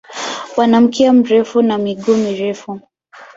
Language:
Swahili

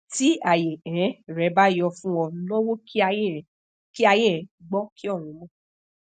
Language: Yoruba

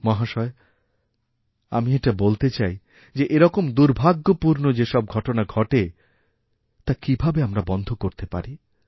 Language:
Bangla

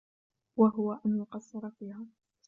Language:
Arabic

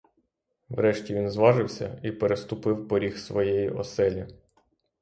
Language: Ukrainian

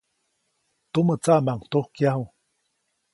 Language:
Copainalá Zoque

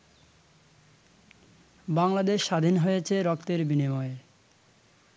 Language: Bangla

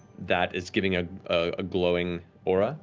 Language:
English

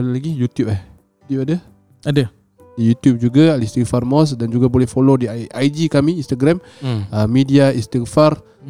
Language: Malay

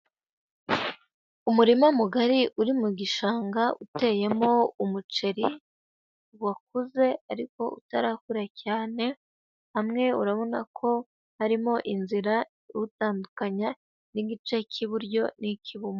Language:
Kinyarwanda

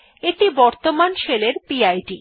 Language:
Bangla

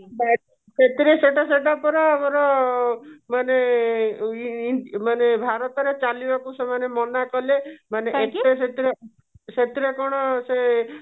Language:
Odia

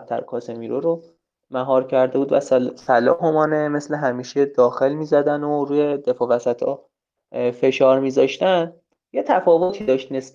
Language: Persian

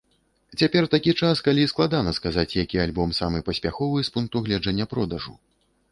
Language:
Belarusian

